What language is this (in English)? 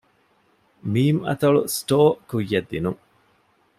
Divehi